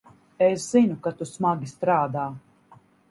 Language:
Latvian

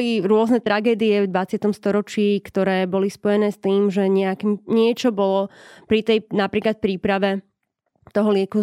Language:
Slovak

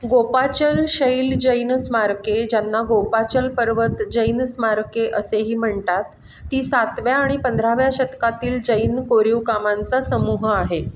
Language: Marathi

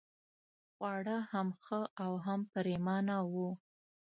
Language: Pashto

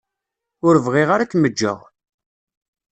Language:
Kabyle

